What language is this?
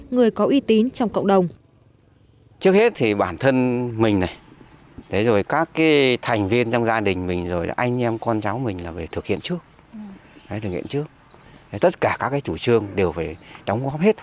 Vietnamese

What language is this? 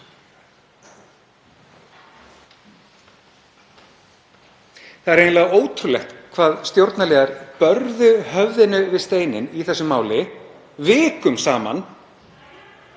Icelandic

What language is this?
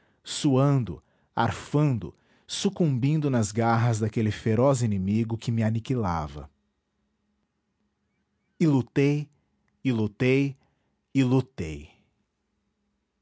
Portuguese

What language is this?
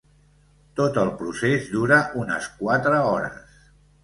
Catalan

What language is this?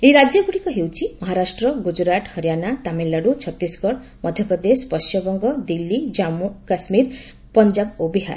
Odia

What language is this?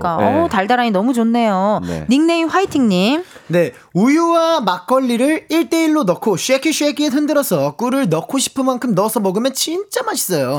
Korean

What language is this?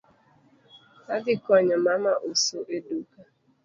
Luo (Kenya and Tanzania)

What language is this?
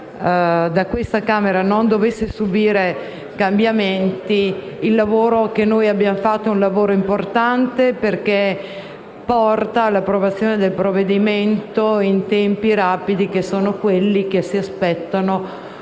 Italian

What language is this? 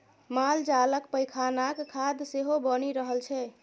Maithili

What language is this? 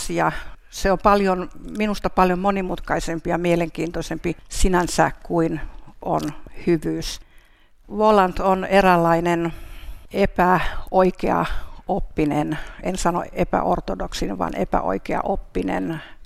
Finnish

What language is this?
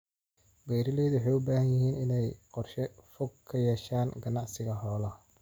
Somali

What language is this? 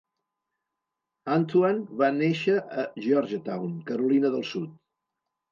Catalan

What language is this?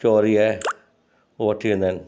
Sindhi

